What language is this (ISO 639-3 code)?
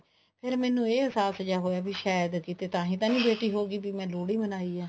pan